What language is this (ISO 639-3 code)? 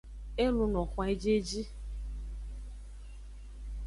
ajg